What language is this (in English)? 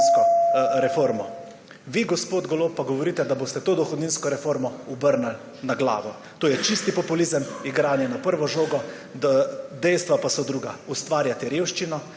Slovenian